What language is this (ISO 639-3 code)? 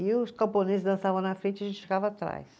por